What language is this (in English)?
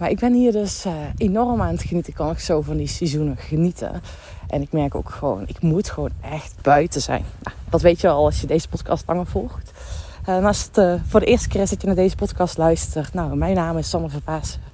Dutch